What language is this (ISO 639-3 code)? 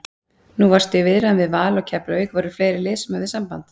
isl